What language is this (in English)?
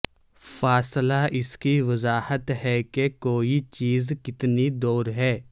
Urdu